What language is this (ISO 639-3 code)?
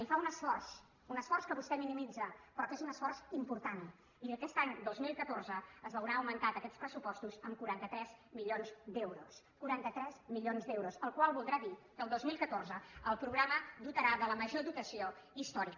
cat